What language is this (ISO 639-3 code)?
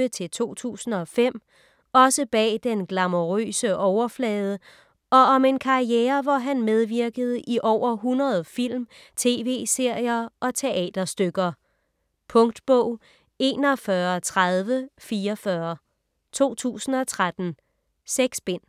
dan